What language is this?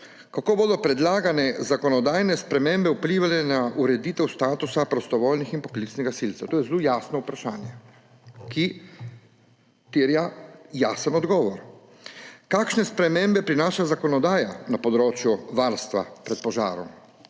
Slovenian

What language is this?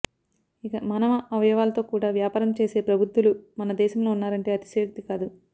Telugu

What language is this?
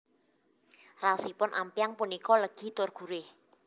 Javanese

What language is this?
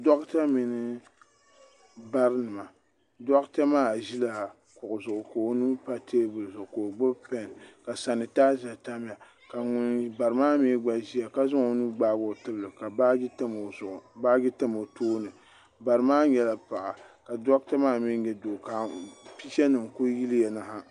Dagbani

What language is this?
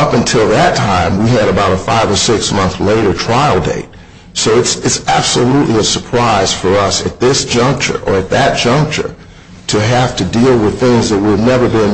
English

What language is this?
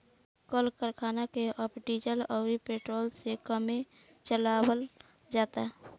Bhojpuri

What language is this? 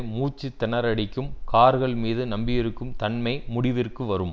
Tamil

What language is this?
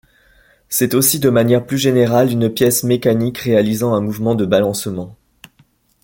French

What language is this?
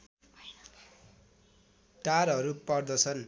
Nepali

